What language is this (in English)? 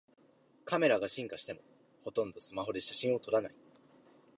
Japanese